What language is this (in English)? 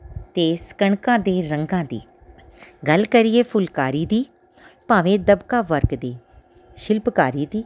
Punjabi